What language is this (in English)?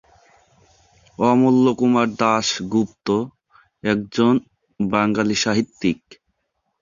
Bangla